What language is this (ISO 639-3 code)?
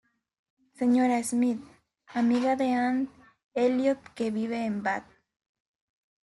spa